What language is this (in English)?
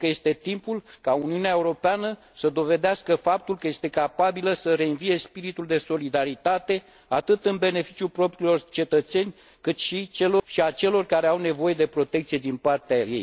Romanian